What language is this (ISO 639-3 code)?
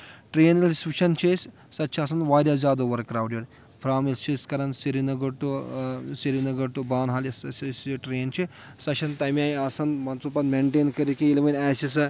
kas